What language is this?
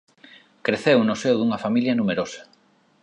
Galician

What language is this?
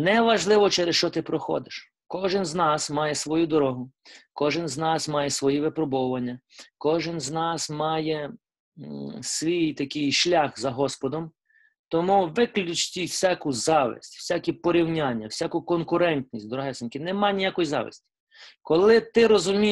Ukrainian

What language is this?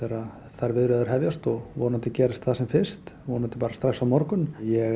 Icelandic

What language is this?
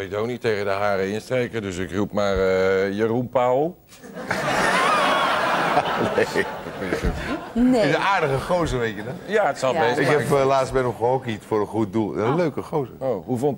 Dutch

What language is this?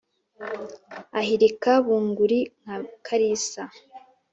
Kinyarwanda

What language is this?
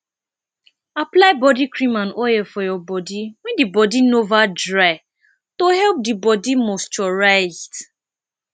Nigerian Pidgin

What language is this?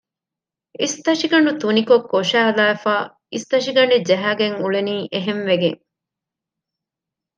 Divehi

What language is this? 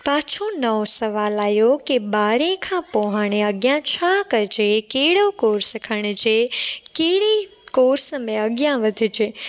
Sindhi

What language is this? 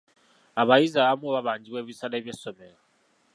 Ganda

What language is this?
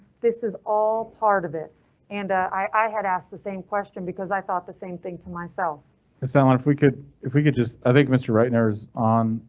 English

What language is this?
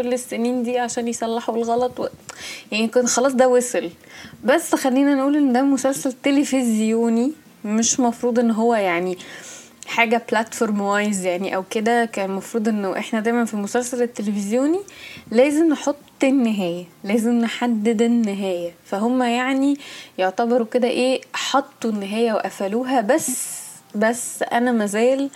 Arabic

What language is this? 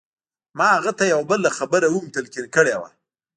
Pashto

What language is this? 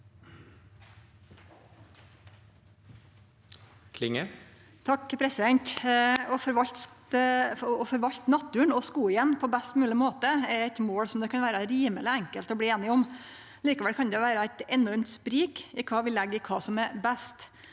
Norwegian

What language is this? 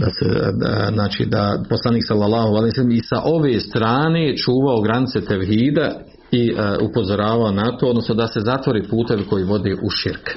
Croatian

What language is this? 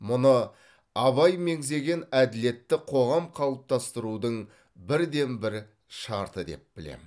Kazakh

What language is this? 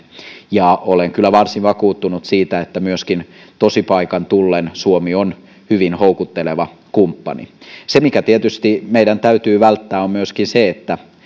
Finnish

